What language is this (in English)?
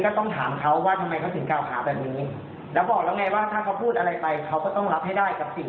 Thai